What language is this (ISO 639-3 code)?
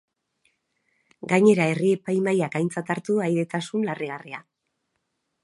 eus